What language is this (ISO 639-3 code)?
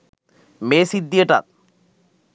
sin